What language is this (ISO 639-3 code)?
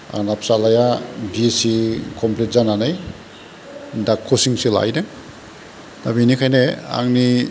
brx